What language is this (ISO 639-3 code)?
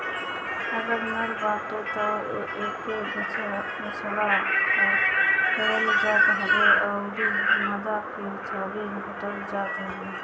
bho